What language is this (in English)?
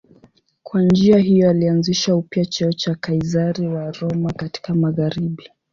Swahili